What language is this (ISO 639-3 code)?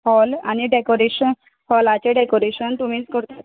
kok